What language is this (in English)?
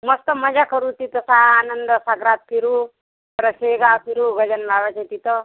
Marathi